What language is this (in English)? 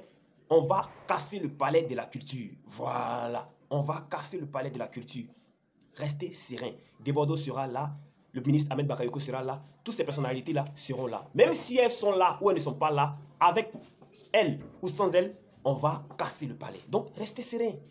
French